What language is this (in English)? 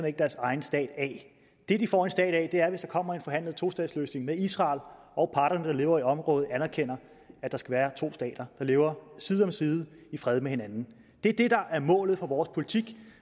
Danish